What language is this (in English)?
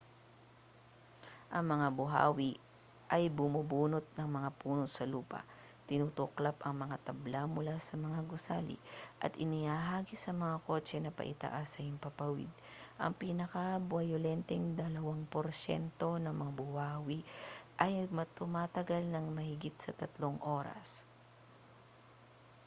Filipino